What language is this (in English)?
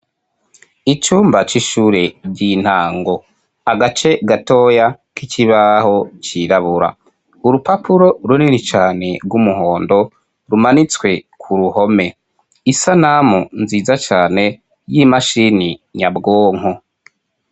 Rundi